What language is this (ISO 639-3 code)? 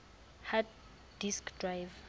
sot